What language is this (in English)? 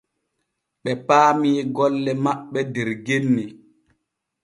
Borgu Fulfulde